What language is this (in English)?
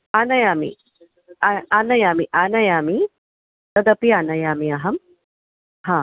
Sanskrit